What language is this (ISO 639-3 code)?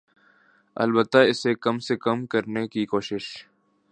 urd